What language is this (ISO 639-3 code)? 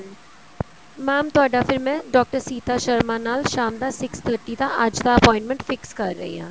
pan